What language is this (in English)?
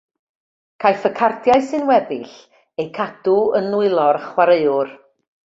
Welsh